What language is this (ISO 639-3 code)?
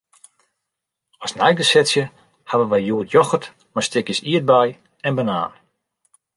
fry